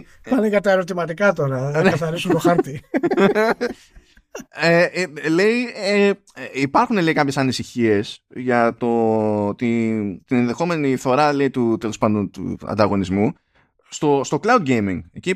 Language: Greek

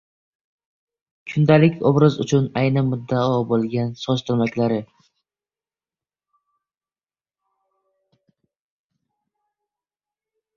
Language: Uzbek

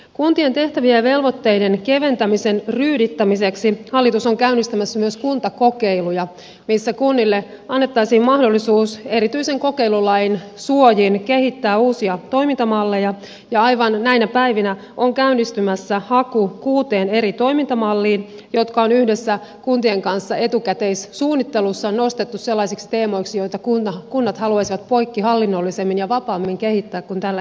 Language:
Finnish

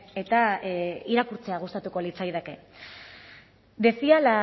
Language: Basque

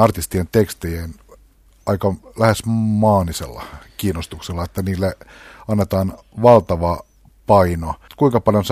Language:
Finnish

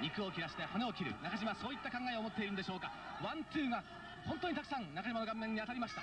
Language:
Japanese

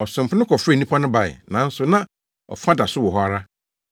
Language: Akan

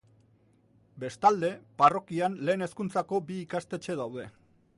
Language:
Basque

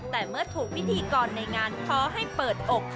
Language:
Thai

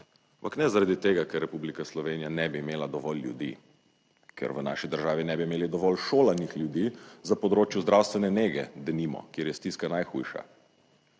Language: Slovenian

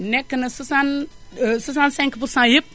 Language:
Wolof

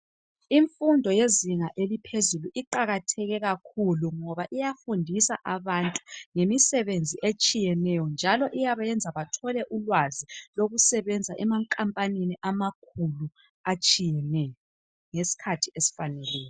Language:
North Ndebele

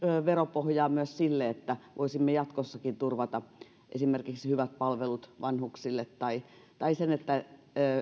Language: Finnish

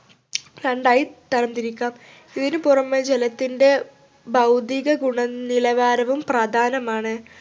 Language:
Malayalam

